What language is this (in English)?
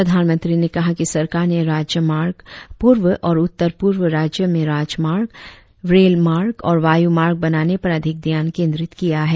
Hindi